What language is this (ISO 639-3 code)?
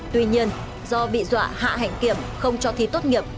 vie